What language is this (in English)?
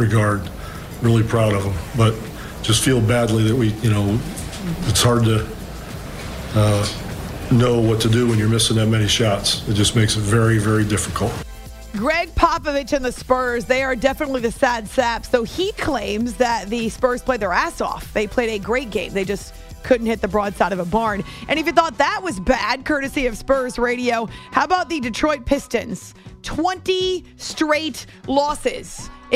English